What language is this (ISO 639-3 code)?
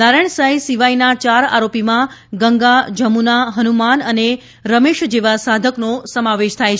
guj